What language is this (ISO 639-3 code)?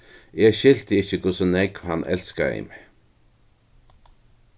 fao